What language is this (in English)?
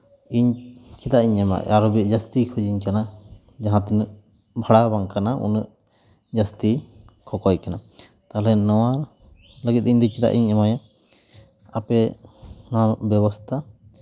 Santali